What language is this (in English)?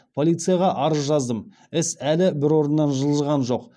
Kazakh